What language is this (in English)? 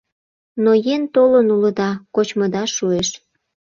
Mari